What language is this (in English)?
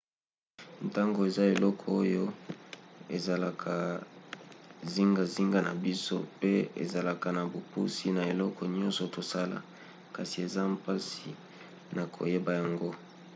Lingala